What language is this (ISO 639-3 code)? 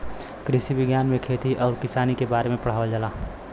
bho